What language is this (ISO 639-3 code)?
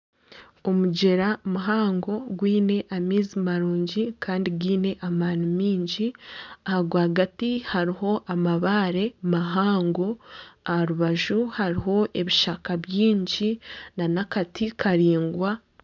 nyn